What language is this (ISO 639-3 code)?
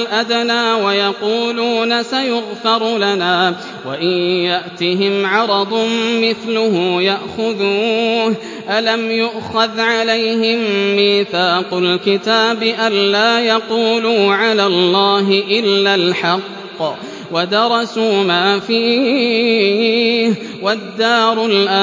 ara